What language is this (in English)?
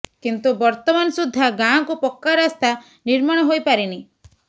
Odia